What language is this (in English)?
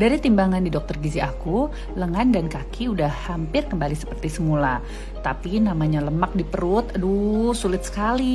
Indonesian